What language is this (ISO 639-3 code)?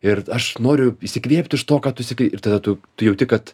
lit